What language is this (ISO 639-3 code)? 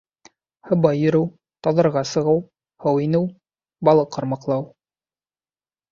bak